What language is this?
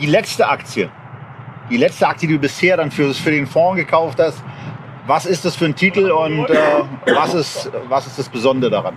German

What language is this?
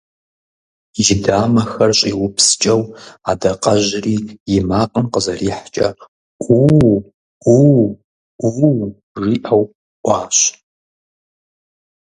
Kabardian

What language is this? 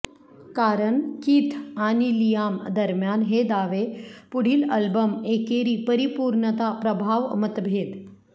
Marathi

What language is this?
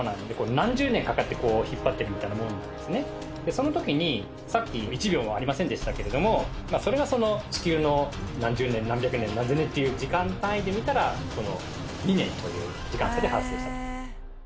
Japanese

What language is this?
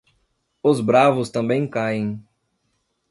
Portuguese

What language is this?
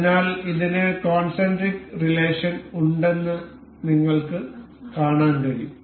Malayalam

